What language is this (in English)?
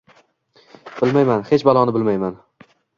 Uzbek